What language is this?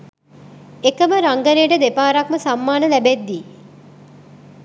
Sinhala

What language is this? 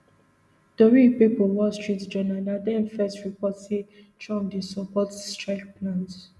Nigerian Pidgin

